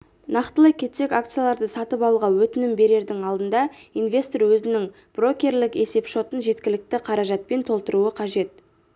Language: Kazakh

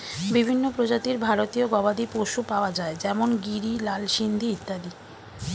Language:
Bangla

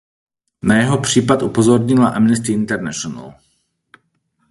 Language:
Czech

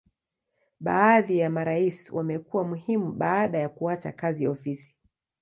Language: Swahili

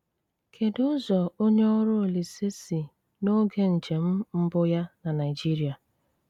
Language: Igbo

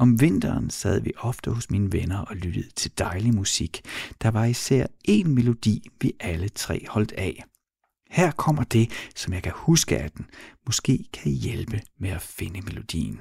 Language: Danish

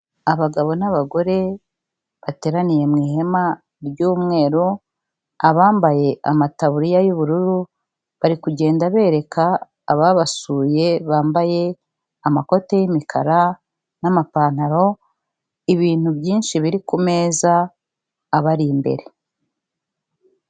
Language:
Kinyarwanda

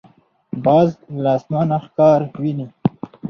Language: Pashto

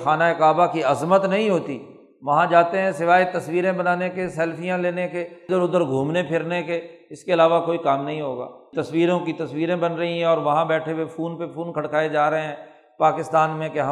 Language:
Urdu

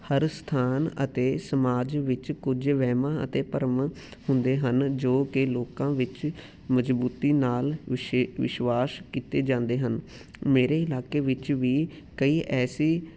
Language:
Punjabi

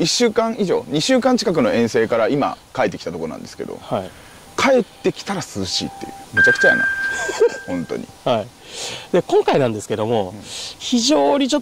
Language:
Japanese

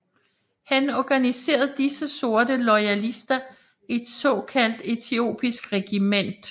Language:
Danish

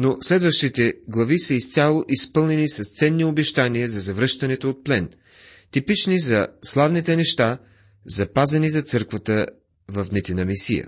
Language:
Bulgarian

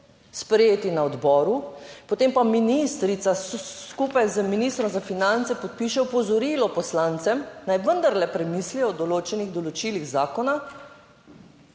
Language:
Slovenian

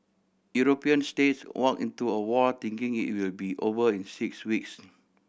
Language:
English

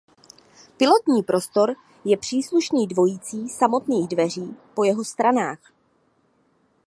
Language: Czech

